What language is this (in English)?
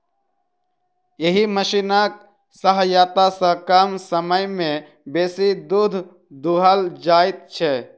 Maithili